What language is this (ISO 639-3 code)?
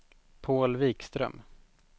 swe